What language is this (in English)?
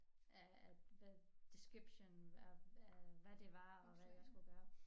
Danish